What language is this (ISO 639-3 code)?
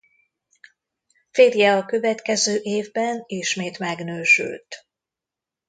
hun